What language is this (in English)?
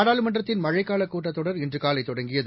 Tamil